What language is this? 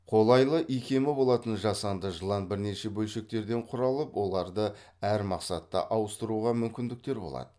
Kazakh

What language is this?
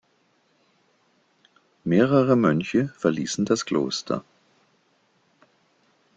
German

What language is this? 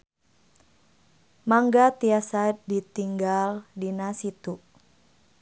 Sundanese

